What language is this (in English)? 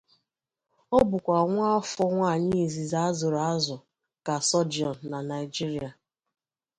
Igbo